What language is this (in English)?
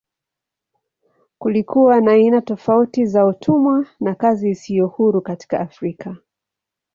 Swahili